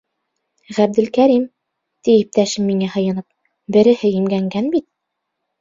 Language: Bashkir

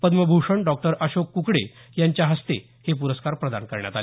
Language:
Marathi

